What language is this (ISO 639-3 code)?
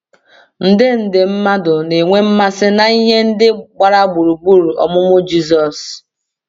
ibo